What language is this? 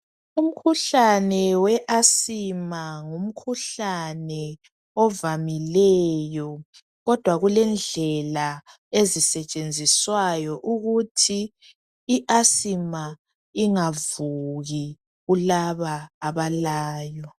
North Ndebele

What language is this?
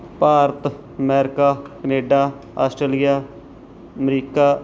Punjabi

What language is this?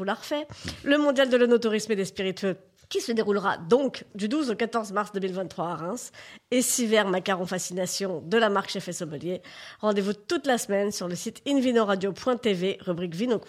French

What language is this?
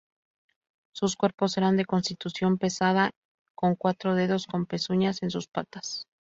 Spanish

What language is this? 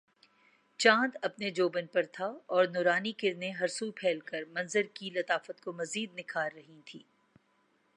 Urdu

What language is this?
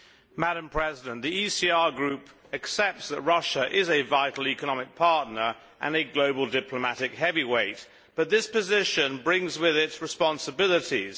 English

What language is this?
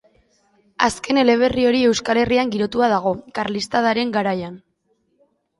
Basque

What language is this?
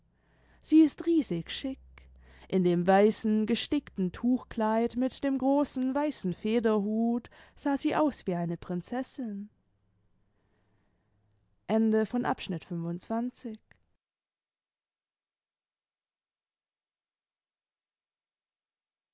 German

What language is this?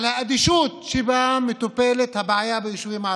Hebrew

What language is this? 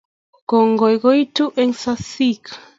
Kalenjin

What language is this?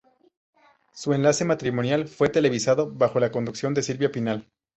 Spanish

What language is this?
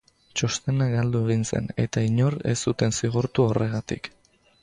Basque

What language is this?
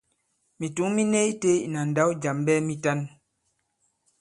Bankon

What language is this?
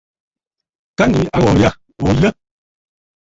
Bafut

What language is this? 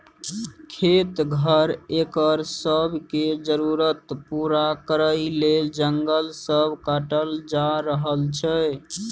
Maithili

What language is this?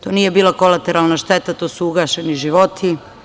Serbian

